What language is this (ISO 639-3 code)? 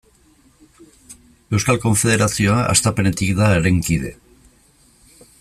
eus